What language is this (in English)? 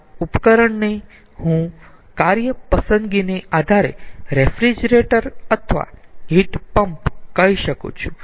Gujarati